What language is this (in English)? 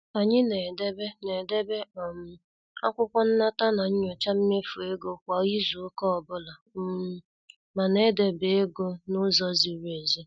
Igbo